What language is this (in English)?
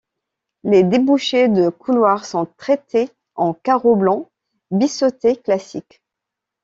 French